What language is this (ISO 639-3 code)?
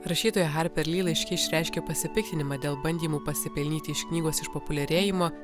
lit